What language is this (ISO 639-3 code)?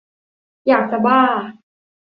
tha